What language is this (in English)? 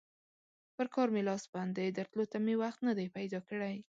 Pashto